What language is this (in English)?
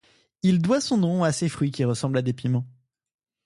French